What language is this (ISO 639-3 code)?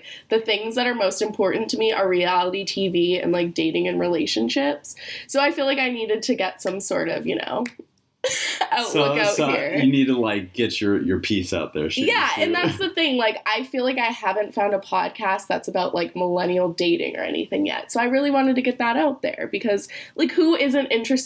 eng